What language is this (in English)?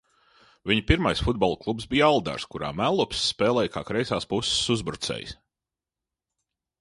Latvian